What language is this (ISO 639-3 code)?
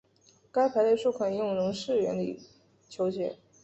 zho